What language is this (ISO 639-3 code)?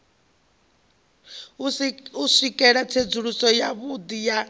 ven